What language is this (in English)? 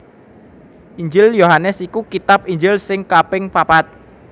Javanese